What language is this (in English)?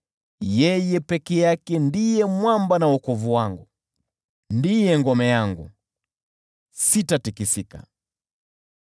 Swahili